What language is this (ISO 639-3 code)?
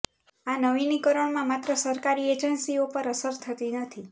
guj